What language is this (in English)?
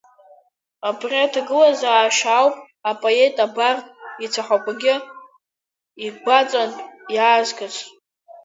Abkhazian